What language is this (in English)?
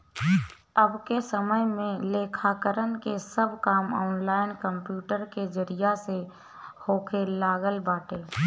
Bhojpuri